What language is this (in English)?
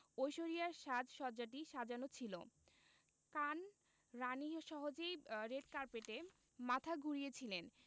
Bangla